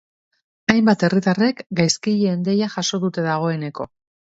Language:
Basque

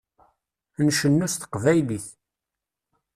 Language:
Kabyle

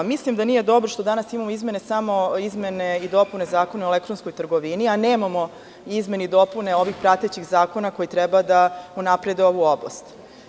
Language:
Serbian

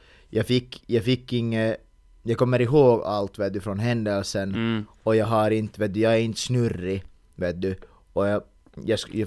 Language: Swedish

